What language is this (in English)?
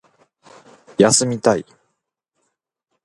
Japanese